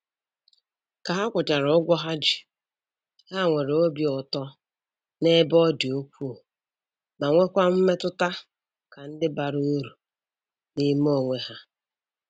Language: Igbo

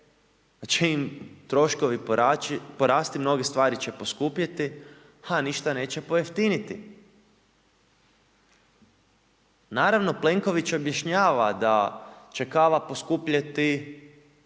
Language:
Croatian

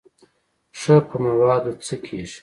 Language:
Pashto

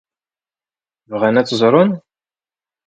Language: Kabyle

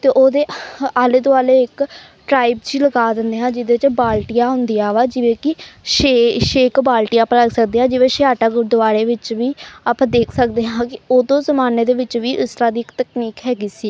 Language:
Punjabi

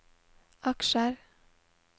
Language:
Norwegian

